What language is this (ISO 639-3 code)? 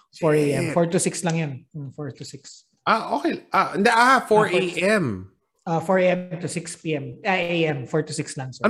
fil